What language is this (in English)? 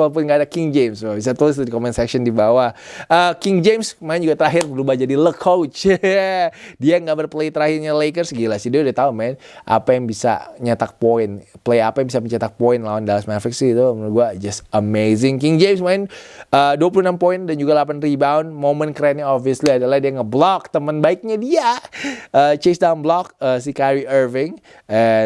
Indonesian